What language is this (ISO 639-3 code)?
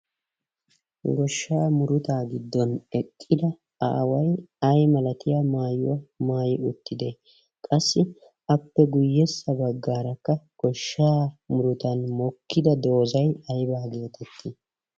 wal